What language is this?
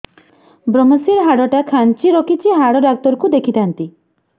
Odia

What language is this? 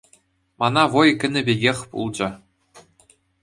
Chuvash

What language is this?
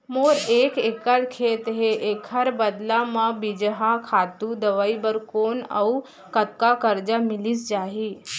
Chhattisgarhi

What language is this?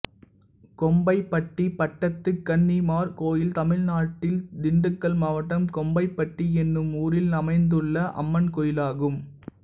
Tamil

